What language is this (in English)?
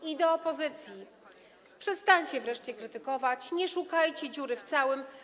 Polish